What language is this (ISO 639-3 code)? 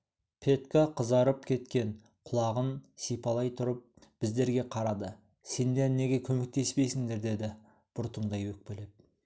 kaz